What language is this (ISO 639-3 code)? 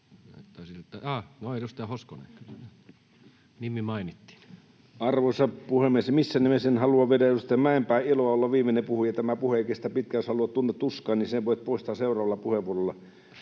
fin